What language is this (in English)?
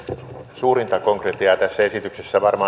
Finnish